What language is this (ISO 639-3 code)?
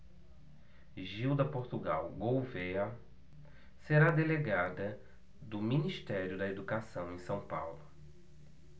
por